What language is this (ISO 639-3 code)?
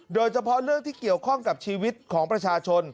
tha